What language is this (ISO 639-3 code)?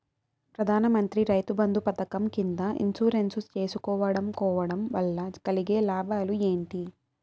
tel